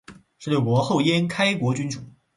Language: Chinese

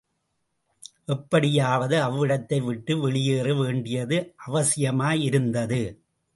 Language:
Tamil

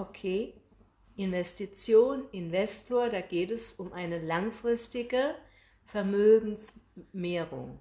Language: German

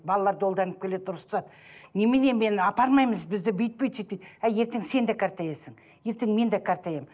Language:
Kazakh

